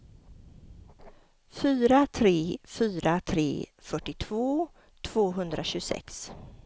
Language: Swedish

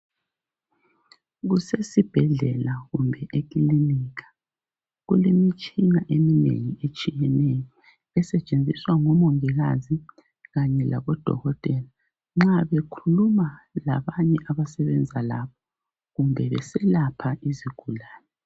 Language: North Ndebele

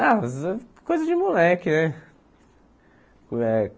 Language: Portuguese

